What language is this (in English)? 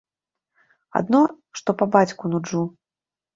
Belarusian